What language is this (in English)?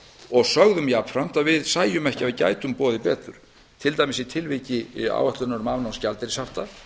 Icelandic